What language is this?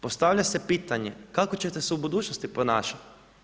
Croatian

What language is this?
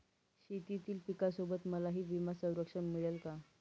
Marathi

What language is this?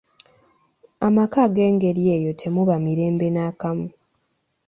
Ganda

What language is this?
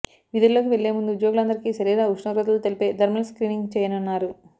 Telugu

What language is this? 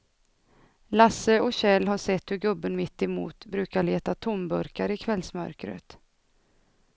Swedish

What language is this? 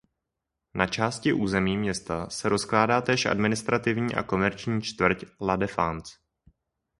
Czech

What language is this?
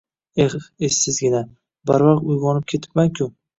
Uzbek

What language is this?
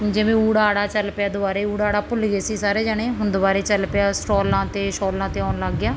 Punjabi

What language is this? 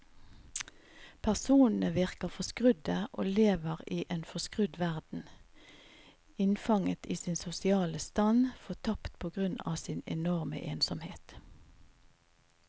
Norwegian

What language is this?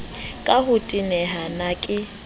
Southern Sotho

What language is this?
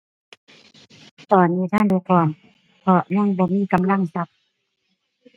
Thai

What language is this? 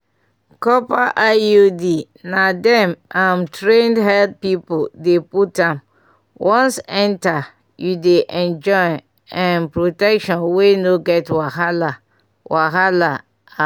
Nigerian Pidgin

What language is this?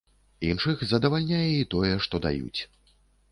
Belarusian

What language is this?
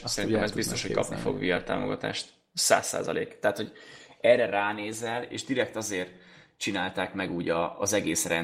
Hungarian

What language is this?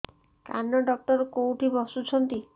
Odia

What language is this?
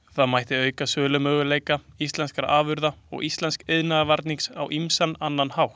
Icelandic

